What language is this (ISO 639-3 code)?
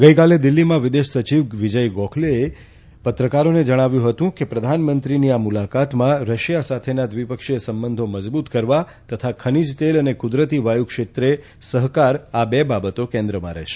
guj